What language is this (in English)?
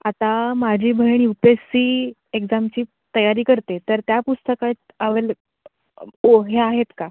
Marathi